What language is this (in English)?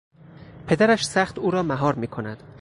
Persian